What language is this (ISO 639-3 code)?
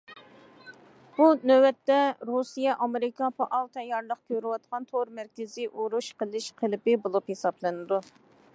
uig